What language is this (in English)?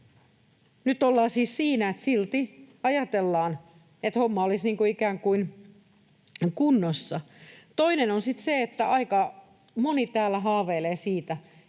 Finnish